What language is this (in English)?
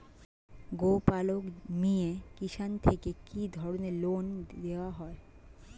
Bangla